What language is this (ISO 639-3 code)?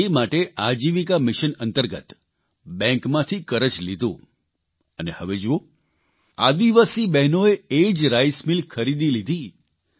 guj